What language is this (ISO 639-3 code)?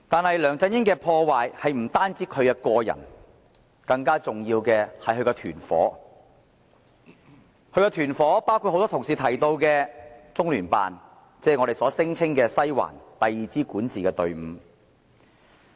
yue